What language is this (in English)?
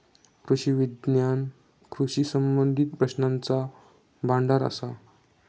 Marathi